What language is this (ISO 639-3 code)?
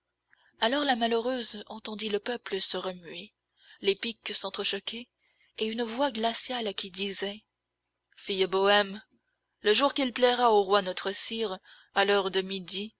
fra